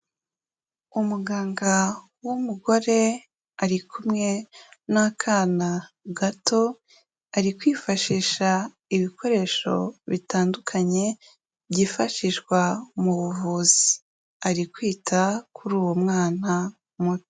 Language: Kinyarwanda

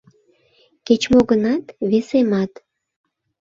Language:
Mari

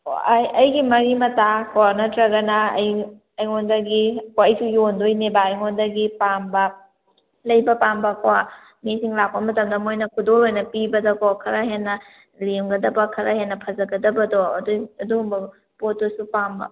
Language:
Manipuri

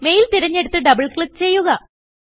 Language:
Malayalam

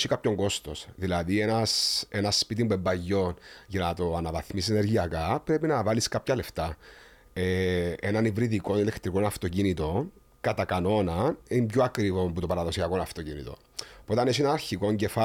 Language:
Greek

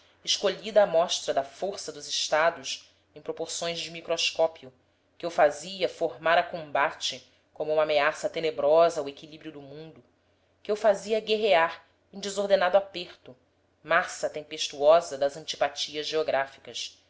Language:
Portuguese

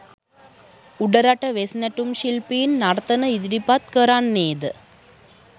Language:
Sinhala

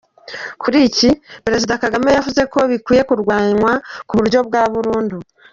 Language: Kinyarwanda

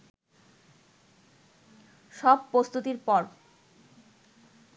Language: Bangla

